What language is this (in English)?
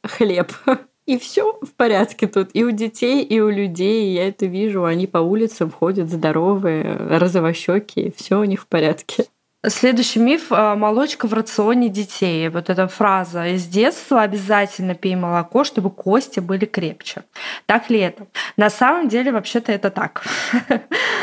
Russian